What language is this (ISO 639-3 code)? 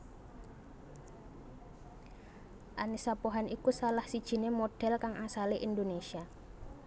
jav